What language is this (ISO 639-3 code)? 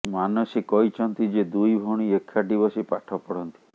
ori